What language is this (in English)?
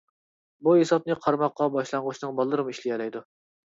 Uyghur